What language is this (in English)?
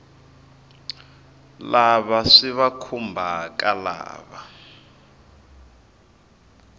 Tsonga